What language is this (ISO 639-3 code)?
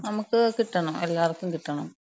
mal